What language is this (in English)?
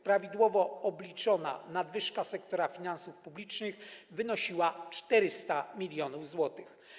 Polish